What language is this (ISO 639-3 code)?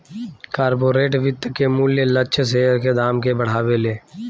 bho